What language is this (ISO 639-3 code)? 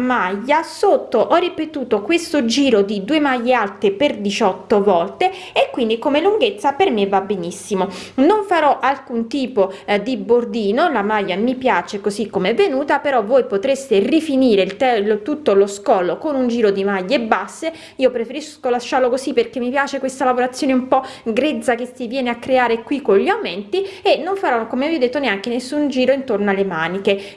ita